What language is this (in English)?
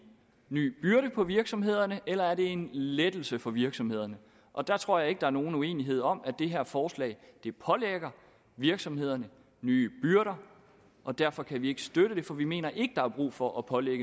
Danish